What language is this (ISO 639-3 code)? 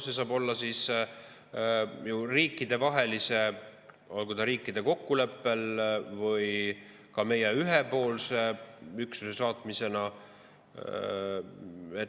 est